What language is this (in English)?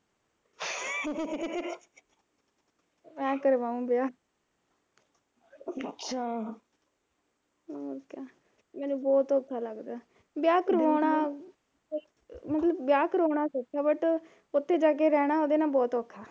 Punjabi